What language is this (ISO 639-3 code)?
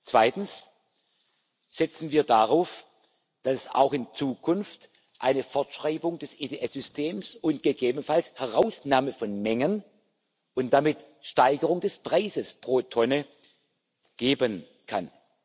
deu